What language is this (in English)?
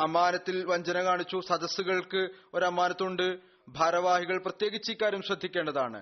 Malayalam